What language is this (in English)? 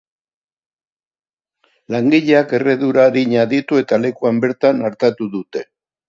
Basque